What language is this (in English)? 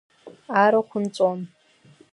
Abkhazian